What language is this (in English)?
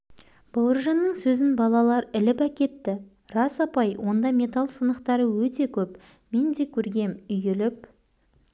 Kazakh